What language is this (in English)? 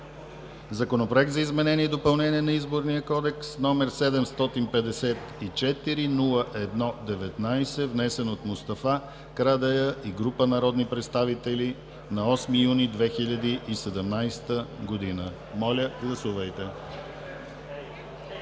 Bulgarian